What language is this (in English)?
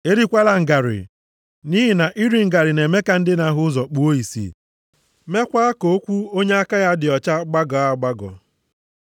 Igbo